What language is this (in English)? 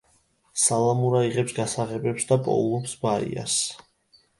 Georgian